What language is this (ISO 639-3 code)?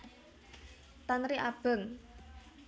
jav